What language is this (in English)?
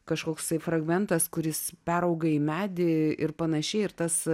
Lithuanian